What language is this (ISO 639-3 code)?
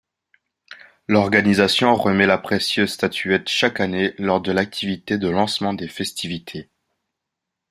fra